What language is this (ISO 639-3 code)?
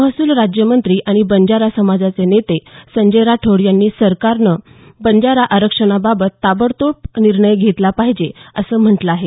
mar